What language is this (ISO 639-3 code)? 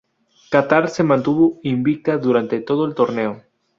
spa